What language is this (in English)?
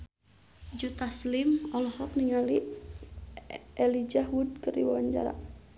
Sundanese